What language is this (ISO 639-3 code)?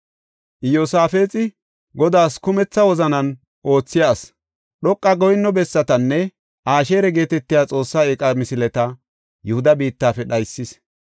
gof